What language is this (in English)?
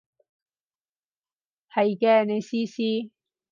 Cantonese